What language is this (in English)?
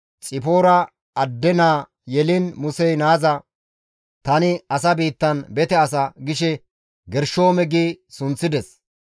Gamo